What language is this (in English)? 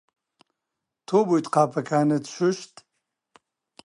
Central Kurdish